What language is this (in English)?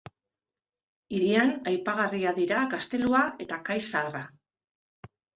Basque